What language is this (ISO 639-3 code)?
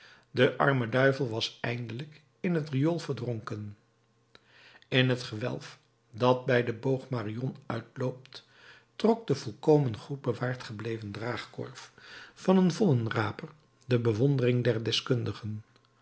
nld